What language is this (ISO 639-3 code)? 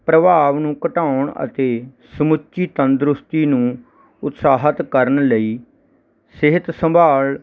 pan